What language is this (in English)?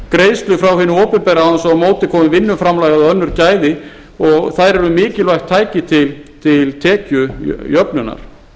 Icelandic